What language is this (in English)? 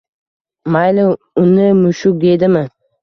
Uzbek